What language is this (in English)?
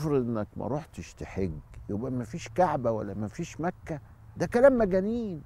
Arabic